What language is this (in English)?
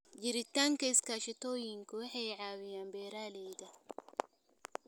Somali